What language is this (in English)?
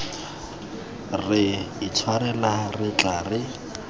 Tswana